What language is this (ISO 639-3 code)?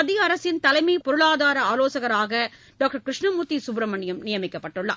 tam